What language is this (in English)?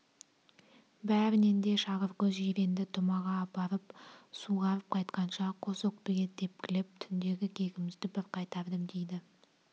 Kazakh